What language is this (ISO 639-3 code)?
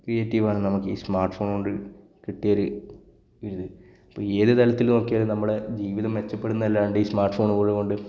mal